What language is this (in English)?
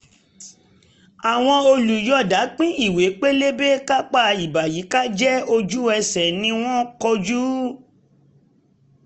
Yoruba